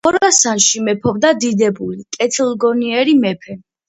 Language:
Georgian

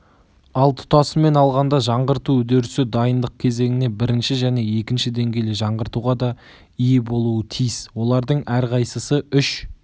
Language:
Kazakh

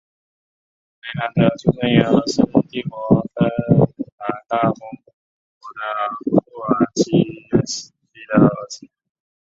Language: Chinese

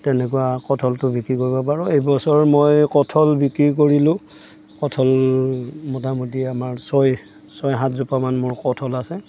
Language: Assamese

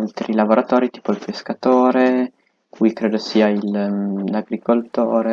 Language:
Italian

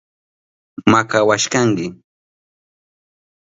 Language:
Southern Pastaza Quechua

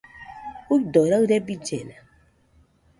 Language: Nüpode Huitoto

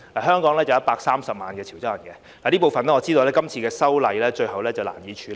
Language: Cantonese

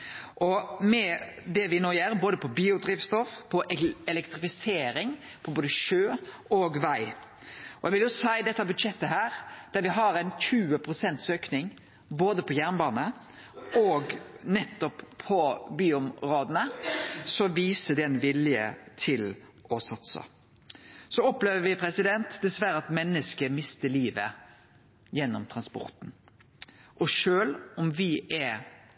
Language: Norwegian Nynorsk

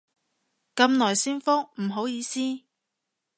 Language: Cantonese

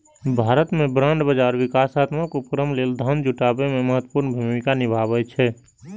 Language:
Maithili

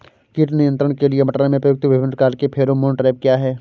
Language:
Hindi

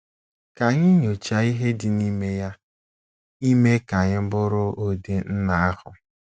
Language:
Igbo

